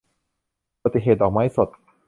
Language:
Thai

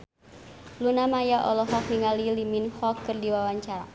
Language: Sundanese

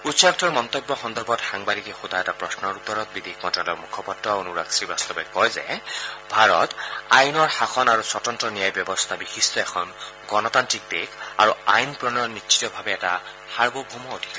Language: Assamese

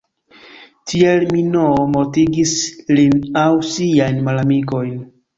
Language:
Esperanto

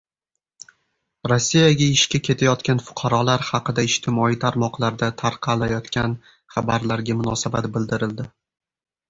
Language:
Uzbek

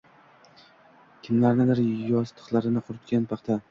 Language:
Uzbek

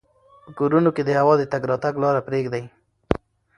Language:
Pashto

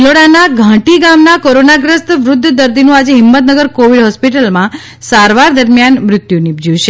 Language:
Gujarati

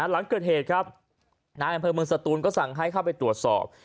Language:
Thai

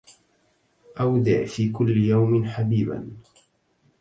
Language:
Arabic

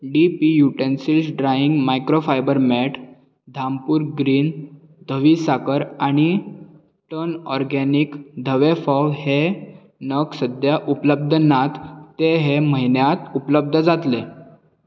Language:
Konkani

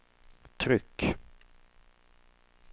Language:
Swedish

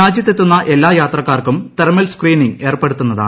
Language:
Malayalam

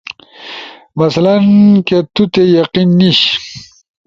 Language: Ushojo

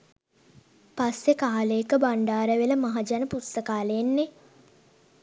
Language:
Sinhala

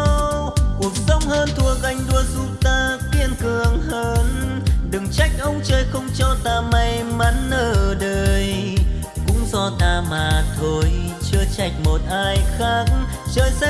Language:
Vietnamese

